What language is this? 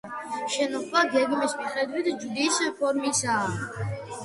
Georgian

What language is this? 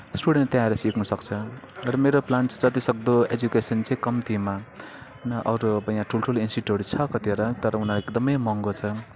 Nepali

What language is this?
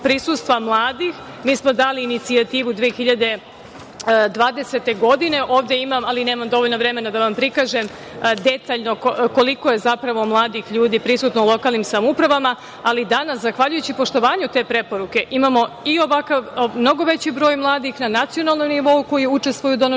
Serbian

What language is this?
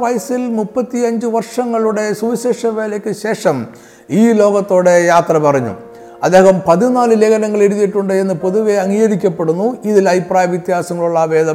Malayalam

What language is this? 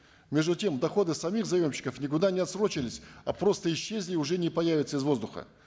Kazakh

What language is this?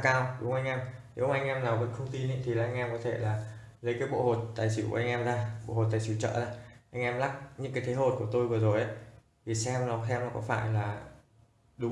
Vietnamese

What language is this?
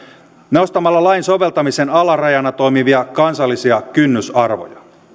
Finnish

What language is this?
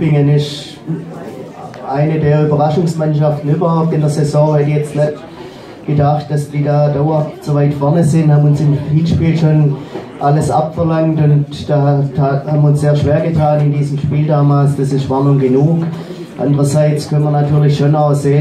German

